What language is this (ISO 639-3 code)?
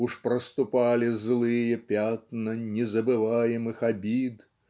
rus